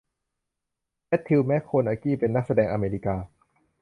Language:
Thai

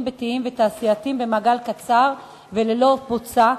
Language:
Hebrew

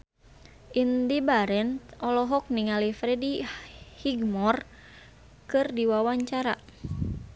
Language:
Sundanese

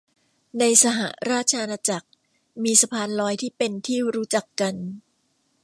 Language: Thai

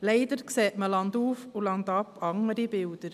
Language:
Swiss German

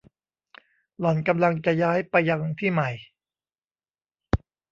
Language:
Thai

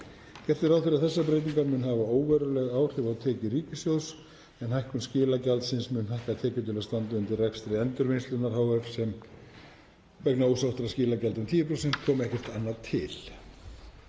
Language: Icelandic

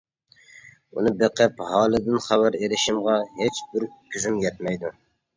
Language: Uyghur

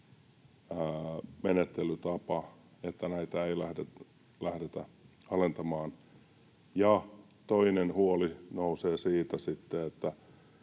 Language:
Finnish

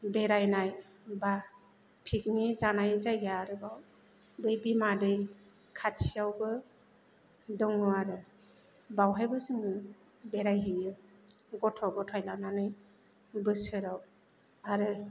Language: Bodo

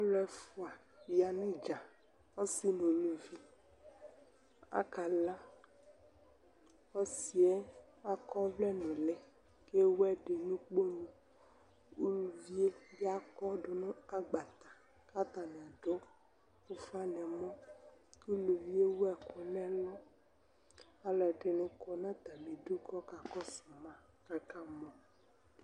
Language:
Ikposo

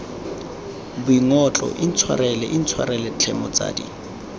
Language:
Tswana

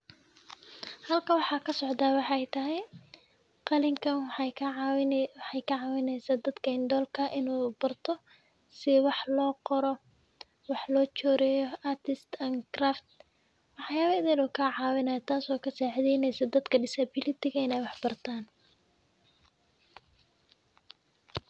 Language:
Somali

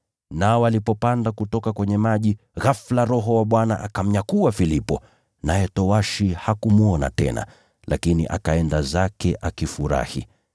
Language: Swahili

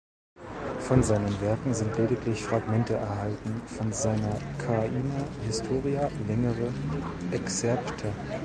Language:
German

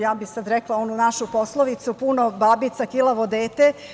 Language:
Serbian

